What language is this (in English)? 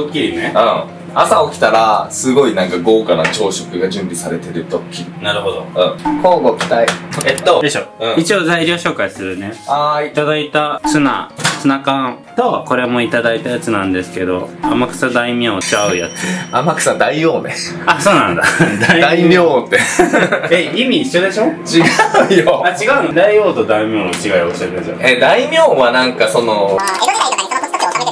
Japanese